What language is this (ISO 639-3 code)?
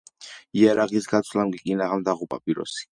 kat